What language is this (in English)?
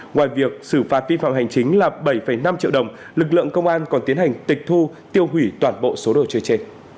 Vietnamese